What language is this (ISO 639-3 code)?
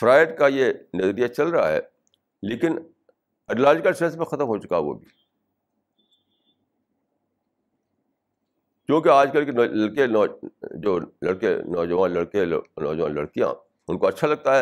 urd